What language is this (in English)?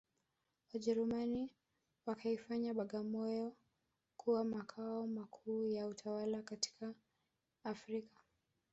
Swahili